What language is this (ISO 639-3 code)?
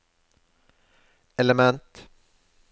nor